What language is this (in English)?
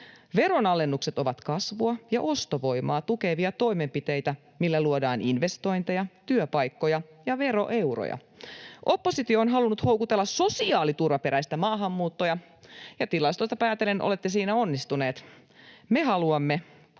Finnish